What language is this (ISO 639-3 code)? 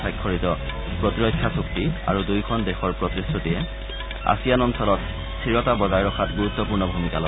asm